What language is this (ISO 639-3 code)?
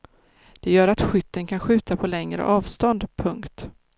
swe